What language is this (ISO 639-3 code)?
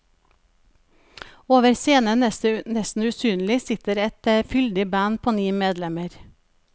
nor